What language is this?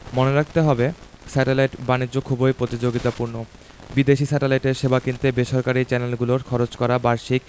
Bangla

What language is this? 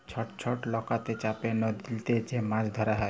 Bangla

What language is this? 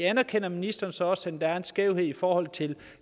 Danish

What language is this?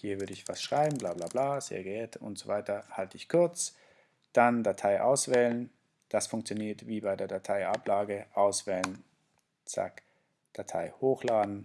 German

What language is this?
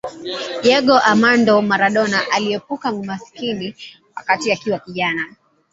Swahili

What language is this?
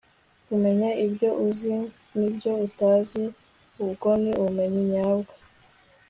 Kinyarwanda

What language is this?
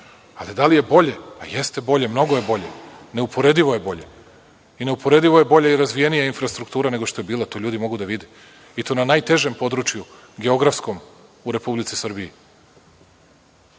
Serbian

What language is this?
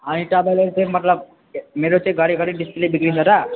Nepali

